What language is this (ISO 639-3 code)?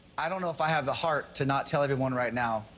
eng